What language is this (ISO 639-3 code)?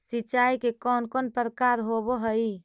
mag